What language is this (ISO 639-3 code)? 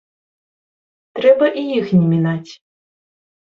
bel